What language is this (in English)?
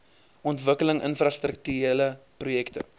Afrikaans